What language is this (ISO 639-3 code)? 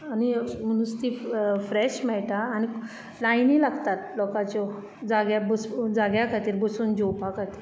kok